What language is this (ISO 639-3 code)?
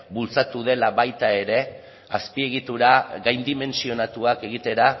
eus